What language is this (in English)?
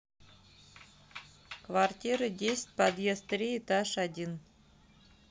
Russian